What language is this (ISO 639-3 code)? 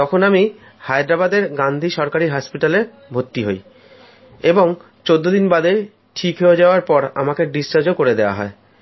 ben